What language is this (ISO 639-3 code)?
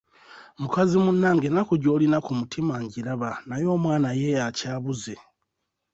lug